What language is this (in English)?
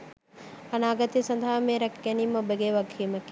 Sinhala